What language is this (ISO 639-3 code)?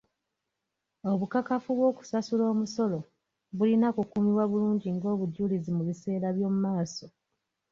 lug